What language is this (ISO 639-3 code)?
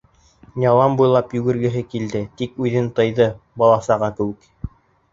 bak